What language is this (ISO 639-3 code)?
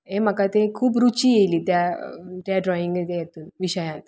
kok